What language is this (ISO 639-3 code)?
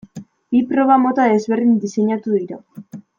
eus